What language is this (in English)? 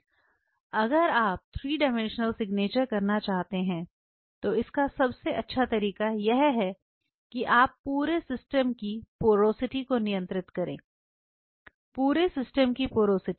Hindi